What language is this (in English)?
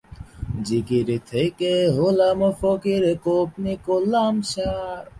Bangla